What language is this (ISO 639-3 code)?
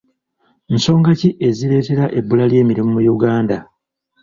lug